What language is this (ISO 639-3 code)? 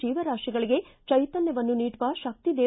kan